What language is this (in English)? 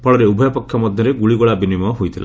Odia